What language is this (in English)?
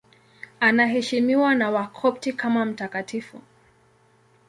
Swahili